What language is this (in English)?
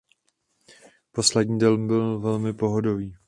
Czech